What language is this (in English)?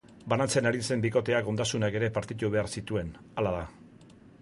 Basque